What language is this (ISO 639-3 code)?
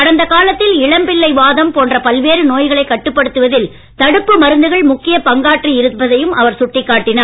tam